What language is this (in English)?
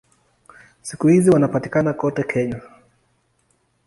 Swahili